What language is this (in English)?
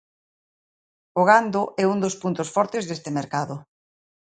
Galician